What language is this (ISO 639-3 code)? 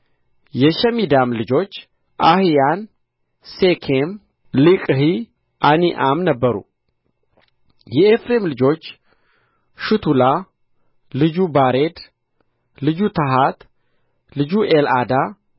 amh